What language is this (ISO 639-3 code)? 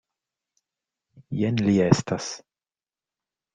epo